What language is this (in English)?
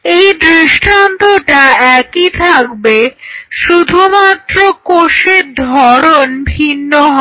Bangla